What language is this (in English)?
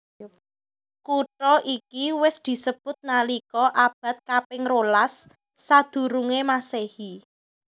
Javanese